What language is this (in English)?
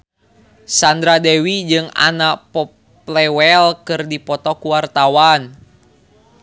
Sundanese